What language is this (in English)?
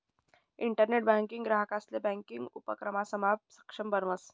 Marathi